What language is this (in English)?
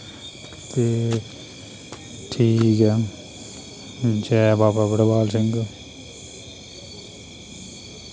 Dogri